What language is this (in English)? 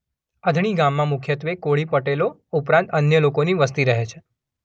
Gujarati